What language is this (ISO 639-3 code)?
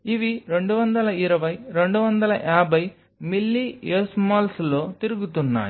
tel